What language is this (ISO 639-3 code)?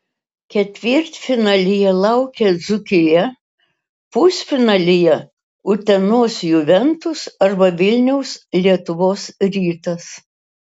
lit